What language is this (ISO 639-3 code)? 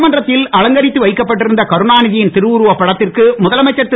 tam